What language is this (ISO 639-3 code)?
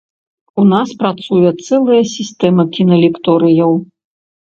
bel